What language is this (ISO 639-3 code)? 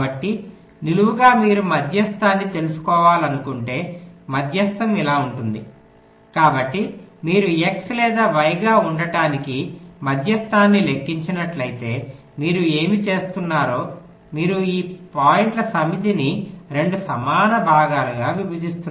tel